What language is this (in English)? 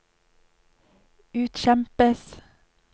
Norwegian